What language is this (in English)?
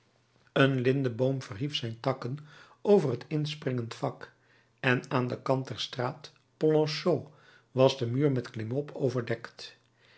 Dutch